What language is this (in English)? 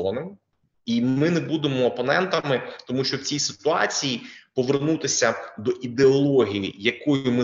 Ukrainian